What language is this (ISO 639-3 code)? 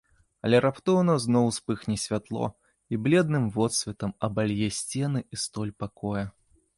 bel